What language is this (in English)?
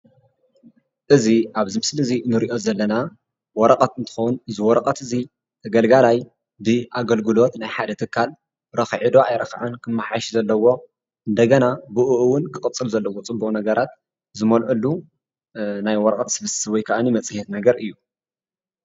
Tigrinya